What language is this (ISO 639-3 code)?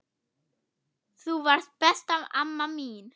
isl